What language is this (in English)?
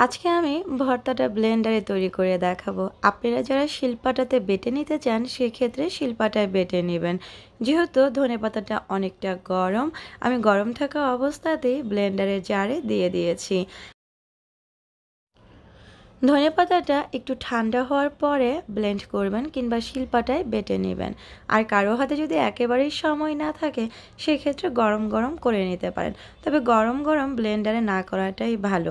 Hindi